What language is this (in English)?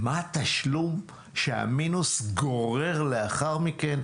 Hebrew